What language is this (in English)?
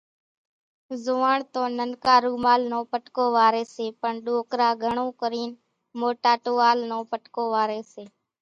Kachi Koli